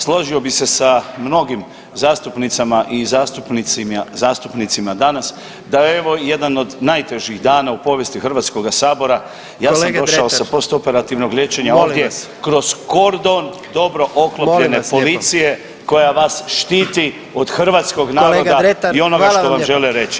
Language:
Croatian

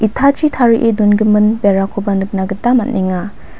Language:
Garo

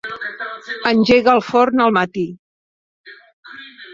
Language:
Catalan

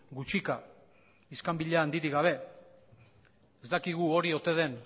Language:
Basque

